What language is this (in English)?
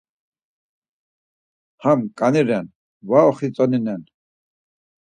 Laz